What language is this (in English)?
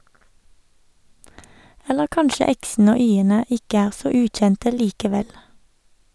Norwegian